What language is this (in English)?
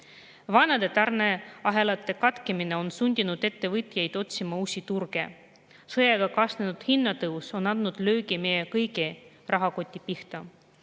Estonian